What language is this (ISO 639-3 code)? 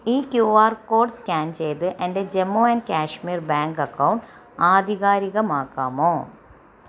mal